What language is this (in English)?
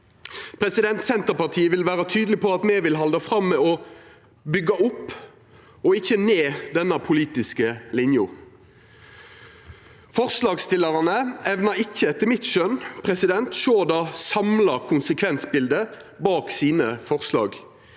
Norwegian